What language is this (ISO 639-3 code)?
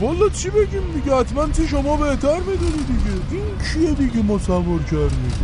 fas